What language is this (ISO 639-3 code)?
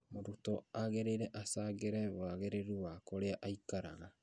kik